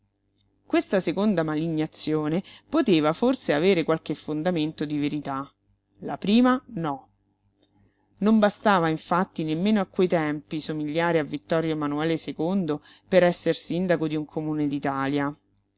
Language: Italian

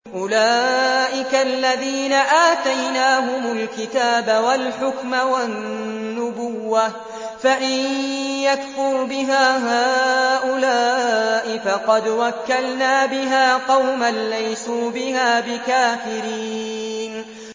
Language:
Arabic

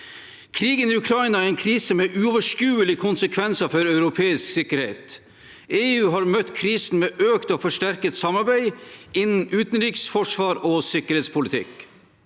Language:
Norwegian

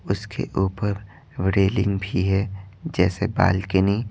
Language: Hindi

